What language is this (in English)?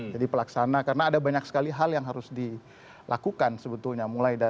Indonesian